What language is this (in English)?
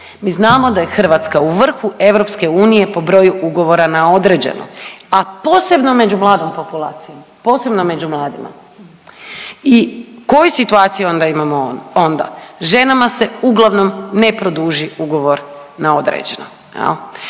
Croatian